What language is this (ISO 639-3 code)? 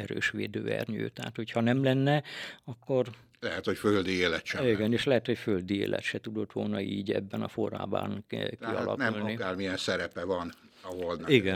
hun